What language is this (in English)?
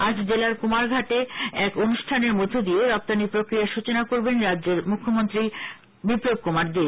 Bangla